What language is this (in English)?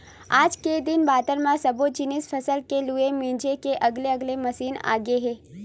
Chhattisgarhi